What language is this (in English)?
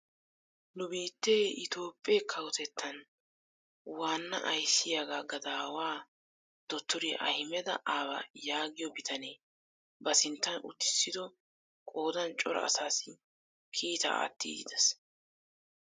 Wolaytta